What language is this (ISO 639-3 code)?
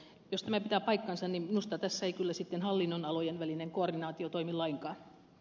fin